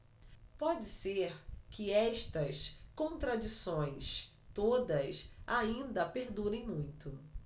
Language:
Portuguese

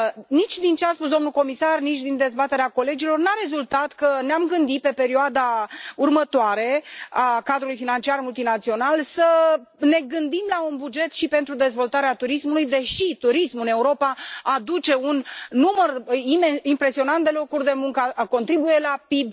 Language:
Romanian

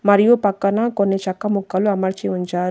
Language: Telugu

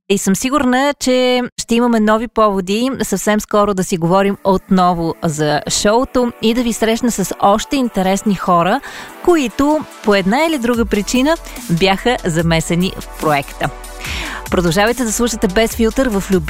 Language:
Bulgarian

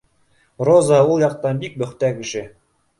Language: Bashkir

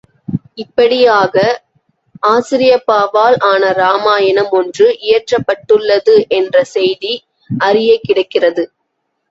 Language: Tamil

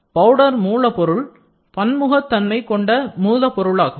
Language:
Tamil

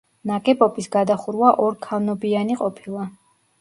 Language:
Georgian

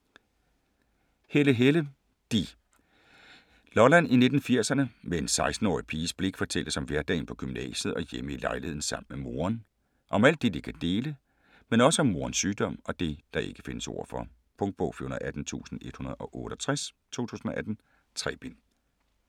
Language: Danish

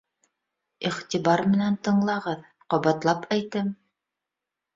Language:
Bashkir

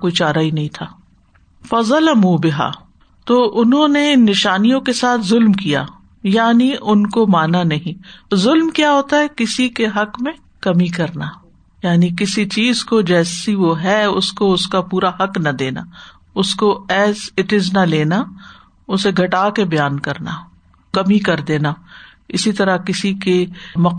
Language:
Urdu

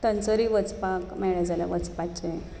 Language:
Konkani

